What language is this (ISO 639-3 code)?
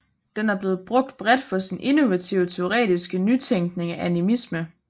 dan